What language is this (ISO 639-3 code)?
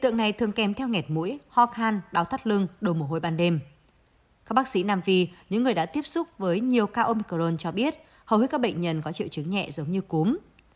vie